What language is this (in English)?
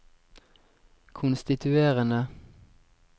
Norwegian